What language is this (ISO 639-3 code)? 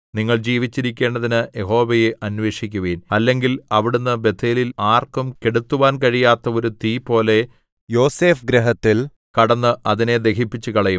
mal